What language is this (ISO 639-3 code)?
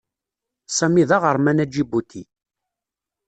kab